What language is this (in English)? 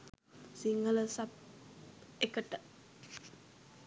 Sinhala